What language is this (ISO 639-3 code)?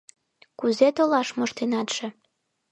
chm